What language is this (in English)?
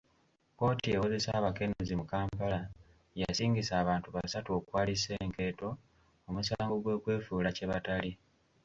Ganda